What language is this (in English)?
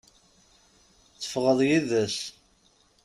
Kabyle